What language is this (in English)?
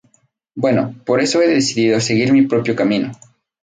Spanish